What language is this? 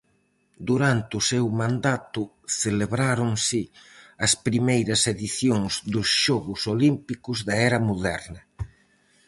Galician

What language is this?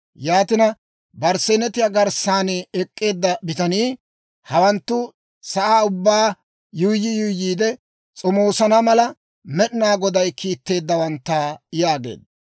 Dawro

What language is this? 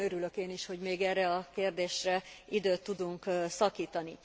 Hungarian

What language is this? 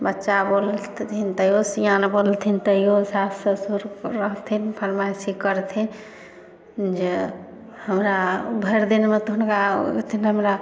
Maithili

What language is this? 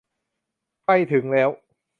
Thai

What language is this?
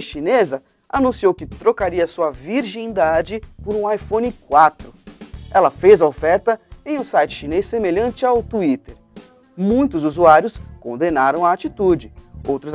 Portuguese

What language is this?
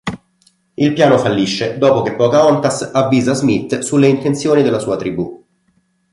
Italian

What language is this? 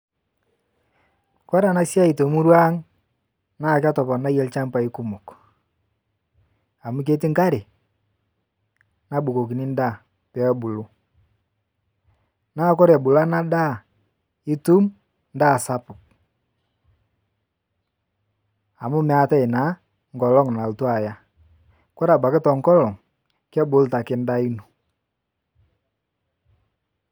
Masai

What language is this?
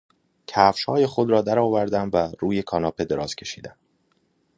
Persian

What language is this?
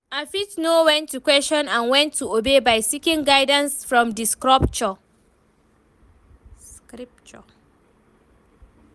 Nigerian Pidgin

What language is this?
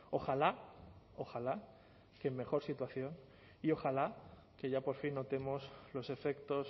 Spanish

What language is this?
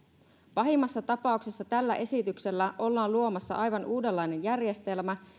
Finnish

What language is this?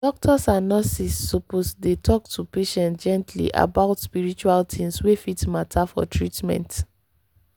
Nigerian Pidgin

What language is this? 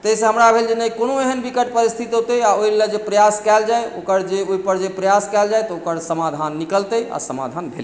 Maithili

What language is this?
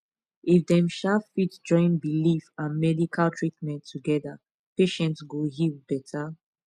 Nigerian Pidgin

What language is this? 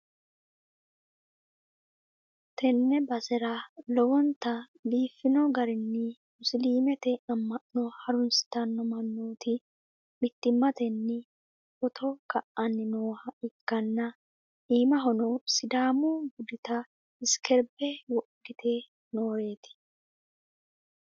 Sidamo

